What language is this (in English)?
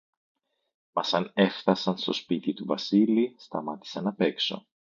Greek